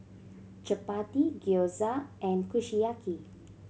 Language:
English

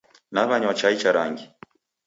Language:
Taita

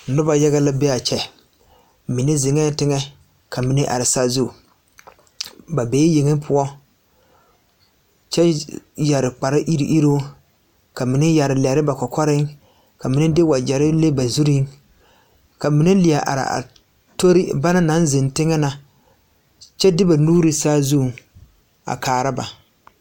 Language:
Southern Dagaare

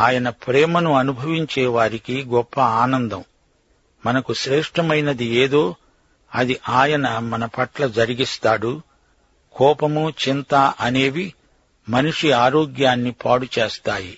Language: Telugu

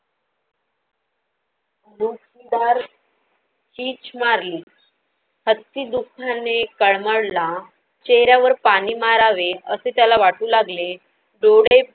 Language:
Marathi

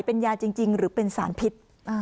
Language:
Thai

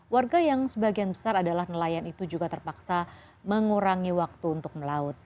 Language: Indonesian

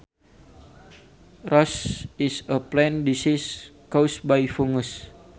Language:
Sundanese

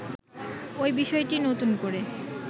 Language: Bangla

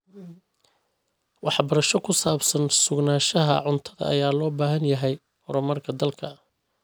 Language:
Somali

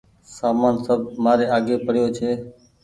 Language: Goaria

